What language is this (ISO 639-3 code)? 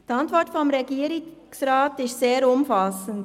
gsw